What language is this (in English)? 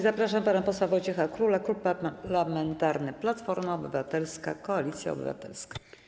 Polish